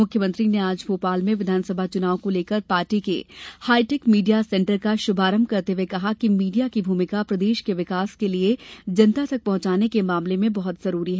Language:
Hindi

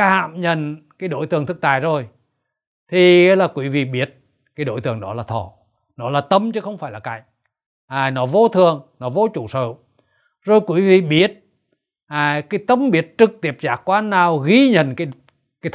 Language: Vietnamese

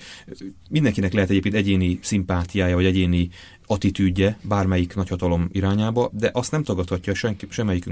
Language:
Hungarian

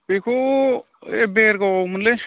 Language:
Bodo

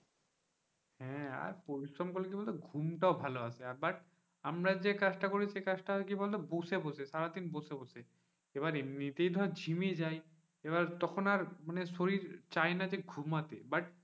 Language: Bangla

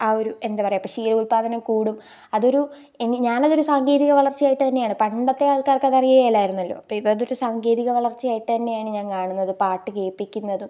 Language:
Malayalam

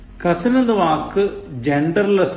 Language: Malayalam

